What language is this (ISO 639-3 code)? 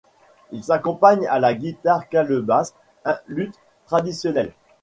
fra